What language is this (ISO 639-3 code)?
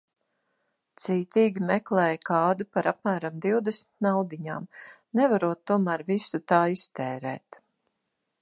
lav